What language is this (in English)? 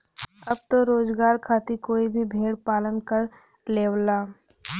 Bhojpuri